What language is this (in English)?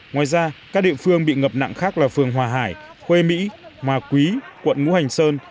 Vietnamese